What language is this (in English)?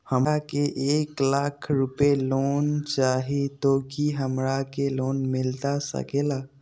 Magahi